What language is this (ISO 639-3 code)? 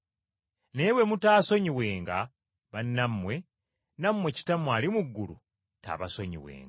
lug